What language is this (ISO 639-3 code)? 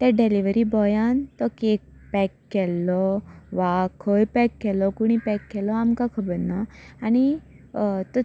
kok